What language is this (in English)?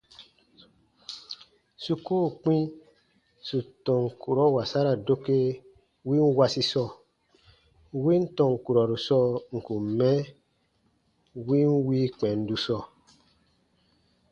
Baatonum